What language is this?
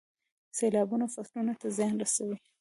Pashto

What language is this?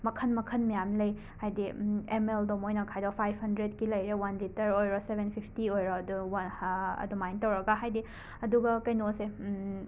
Manipuri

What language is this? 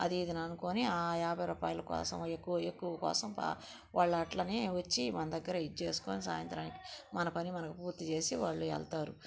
Telugu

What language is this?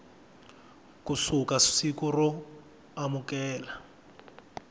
Tsonga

